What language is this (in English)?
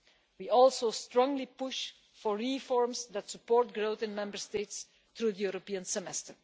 English